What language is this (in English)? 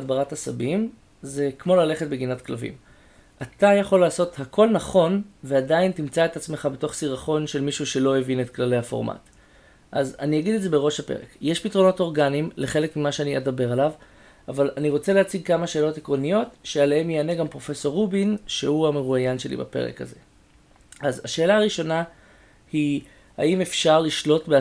Hebrew